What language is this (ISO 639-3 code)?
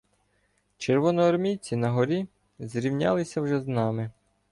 ukr